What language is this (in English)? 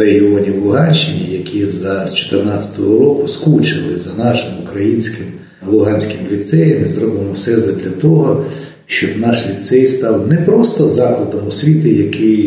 Ukrainian